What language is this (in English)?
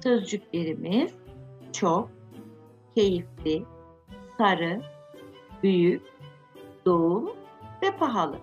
Turkish